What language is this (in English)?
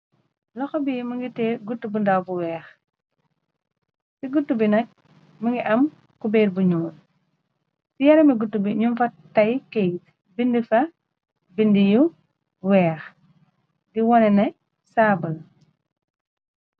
Wolof